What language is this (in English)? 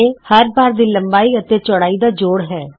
Punjabi